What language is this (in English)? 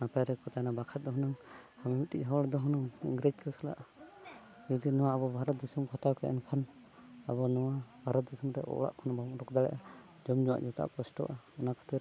Santali